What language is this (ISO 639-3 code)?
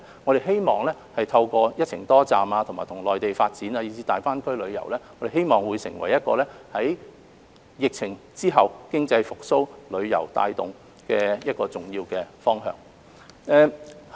yue